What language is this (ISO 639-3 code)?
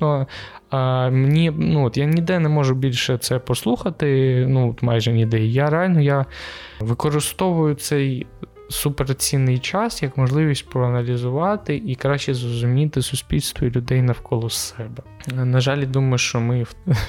ukr